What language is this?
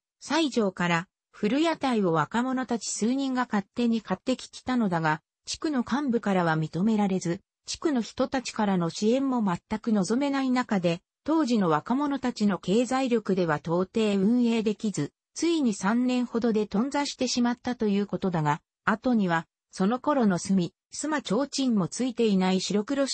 Japanese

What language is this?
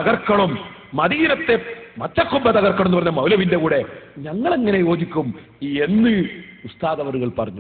Arabic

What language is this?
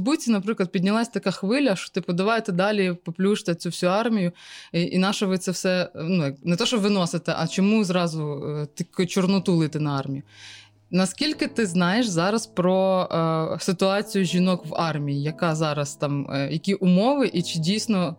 Ukrainian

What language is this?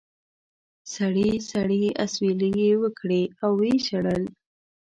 Pashto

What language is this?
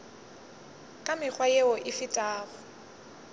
Northern Sotho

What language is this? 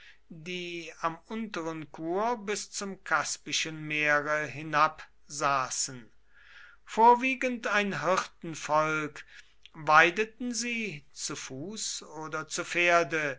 German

